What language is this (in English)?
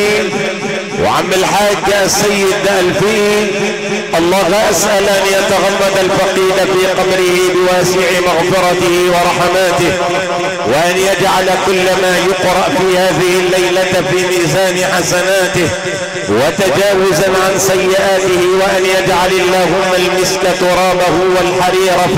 Arabic